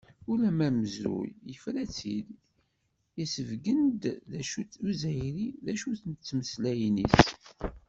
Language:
Kabyle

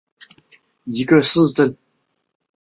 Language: Chinese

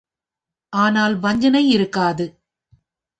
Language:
Tamil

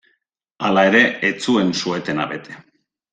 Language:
Basque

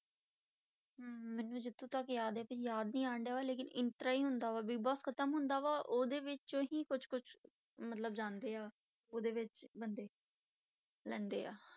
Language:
Punjabi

